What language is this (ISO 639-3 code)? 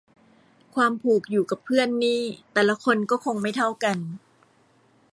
tha